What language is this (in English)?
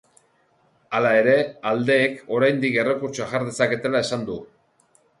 Basque